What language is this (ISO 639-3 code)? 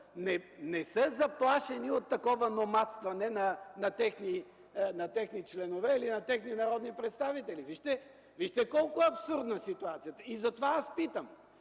bul